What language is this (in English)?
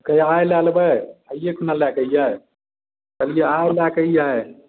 Maithili